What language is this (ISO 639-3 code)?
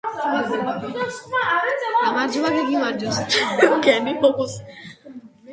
kat